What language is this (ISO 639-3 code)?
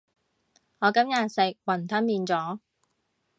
yue